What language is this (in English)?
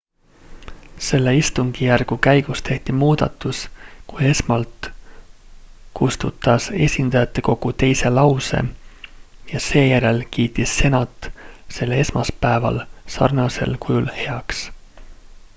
Estonian